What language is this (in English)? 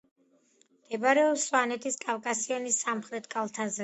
Georgian